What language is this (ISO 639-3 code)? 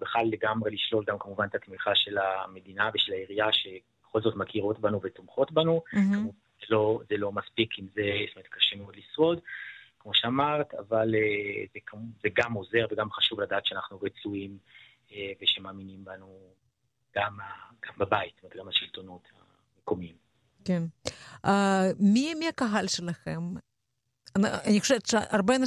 heb